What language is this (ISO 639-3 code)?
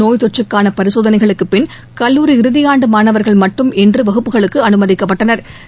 tam